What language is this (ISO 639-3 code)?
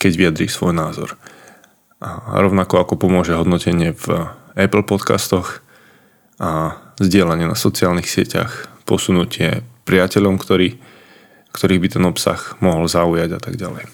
slk